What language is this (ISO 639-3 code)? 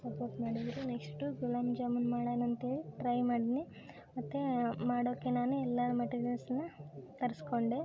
kan